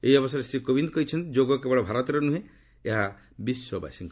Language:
Odia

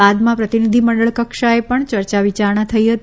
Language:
Gujarati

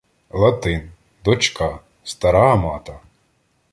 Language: Ukrainian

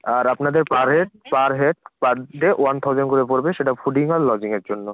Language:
Bangla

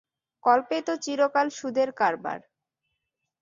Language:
Bangla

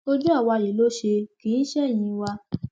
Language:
Yoruba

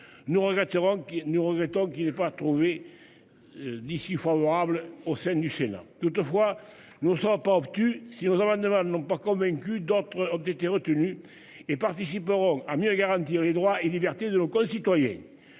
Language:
French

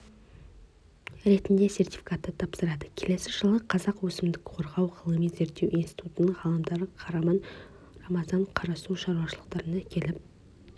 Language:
Kazakh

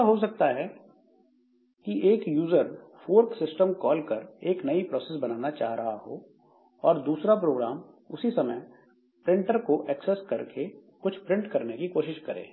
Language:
Hindi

